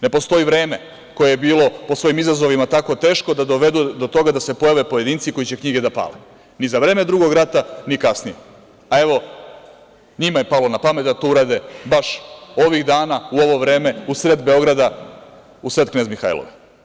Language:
Serbian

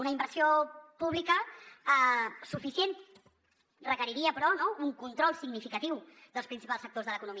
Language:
Catalan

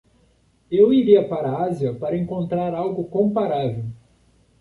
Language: Portuguese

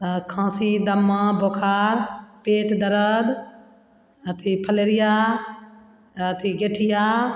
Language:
Maithili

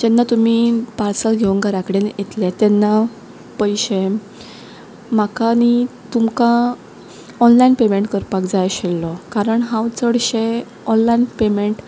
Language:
Konkani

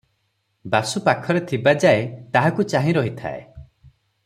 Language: Odia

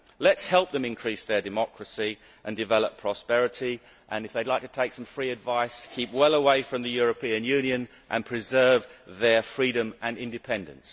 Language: English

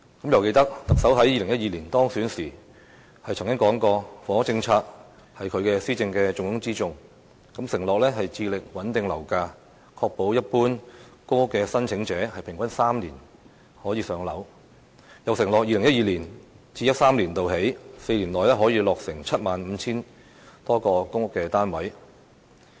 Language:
Cantonese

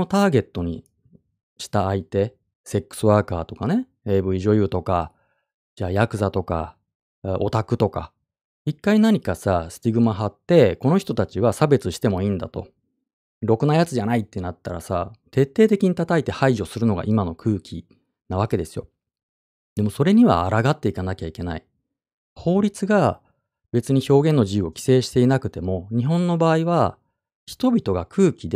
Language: Japanese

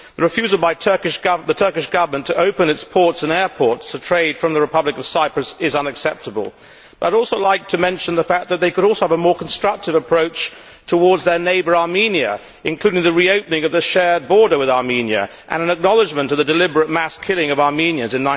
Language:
English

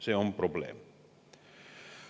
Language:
Estonian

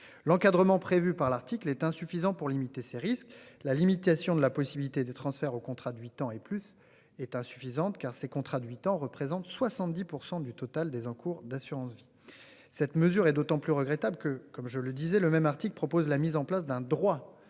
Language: French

